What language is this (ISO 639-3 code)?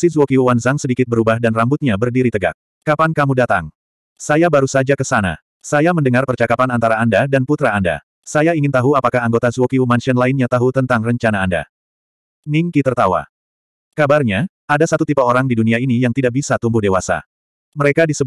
ind